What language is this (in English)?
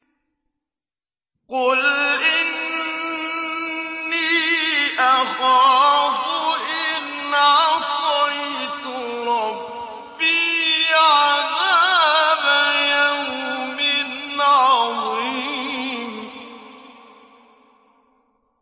Arabic